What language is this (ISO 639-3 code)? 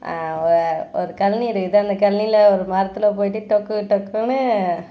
tam